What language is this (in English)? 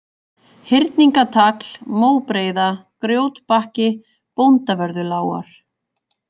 Icelandic